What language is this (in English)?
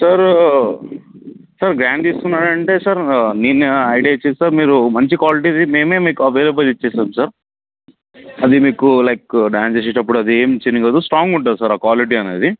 Telugu